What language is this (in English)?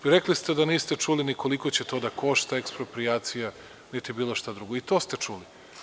Serbian